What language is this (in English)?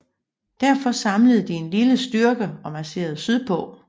Danish